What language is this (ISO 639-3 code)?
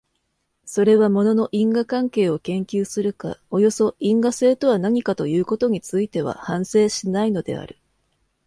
jpn